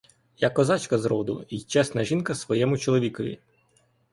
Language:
Ukrainian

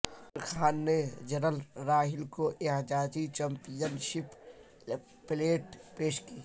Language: Urdu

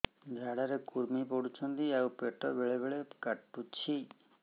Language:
Odia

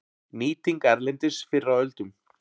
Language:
Icelandic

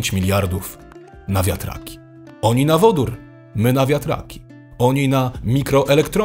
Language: Polish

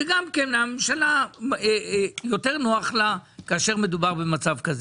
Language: Hebrew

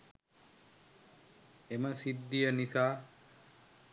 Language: Sinhala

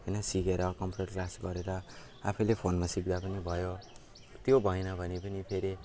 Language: Nepali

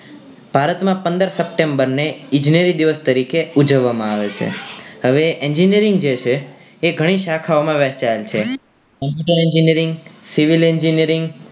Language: Gujarati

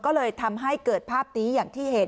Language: Thai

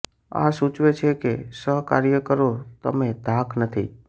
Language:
Gujarati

